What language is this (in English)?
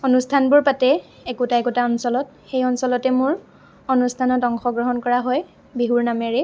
Assamese